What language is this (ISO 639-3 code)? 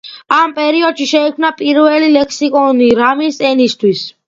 kat